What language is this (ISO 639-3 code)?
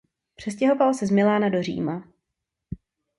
ces